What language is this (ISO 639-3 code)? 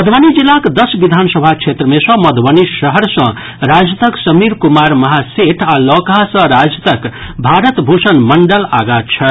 mai